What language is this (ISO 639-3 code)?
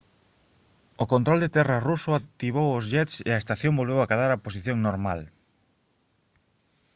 glg